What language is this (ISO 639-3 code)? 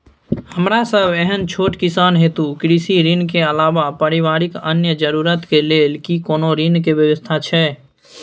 mai